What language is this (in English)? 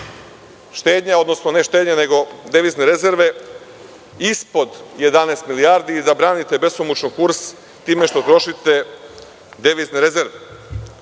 Serbian